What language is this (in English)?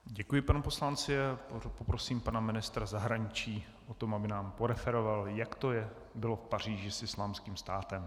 Czech